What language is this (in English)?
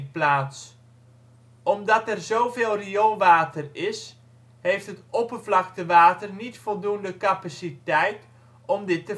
Dutch